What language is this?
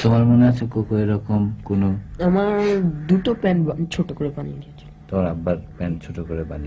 Romanian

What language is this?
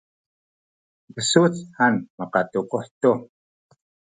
Sakizaya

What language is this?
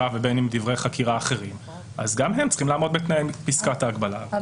Hebrew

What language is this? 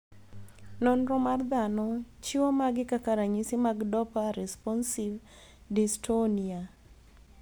Luo (Kenya and Tanzania)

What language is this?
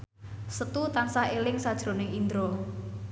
Javanese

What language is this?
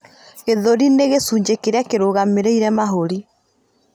Kikuyu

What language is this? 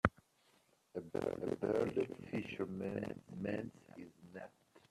English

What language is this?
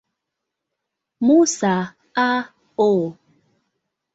Swahili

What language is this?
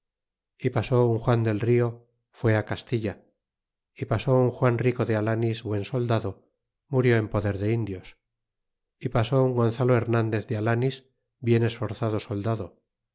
Spanish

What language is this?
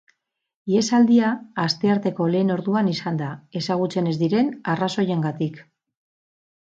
Basque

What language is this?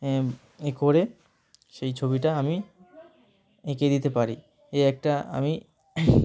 Bangla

